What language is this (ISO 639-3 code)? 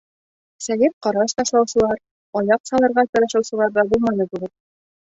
bak